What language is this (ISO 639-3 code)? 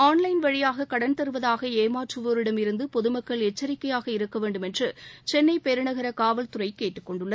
tam